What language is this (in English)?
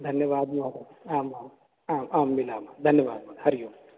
Sanskrit